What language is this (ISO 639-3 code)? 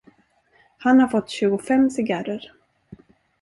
swe